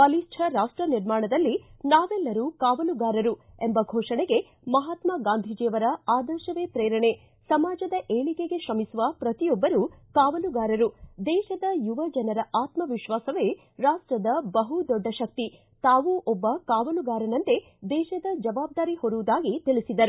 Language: Kannada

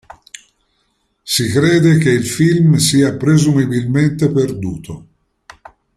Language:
Italian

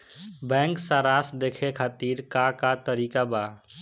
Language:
Bhojpuri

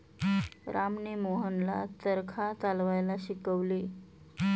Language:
Marathi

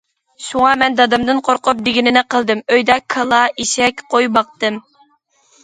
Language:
Uyghur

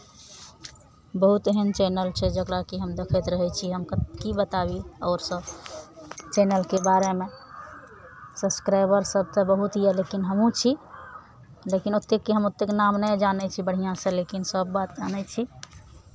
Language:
Maithili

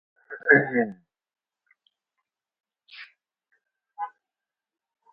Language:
Uzbek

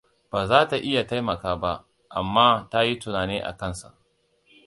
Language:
Hausa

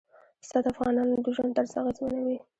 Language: Pashto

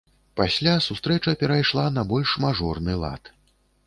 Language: Belarusian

